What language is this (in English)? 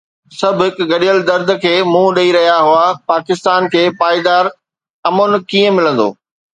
Sindhi